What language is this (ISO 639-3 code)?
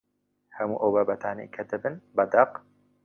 ckb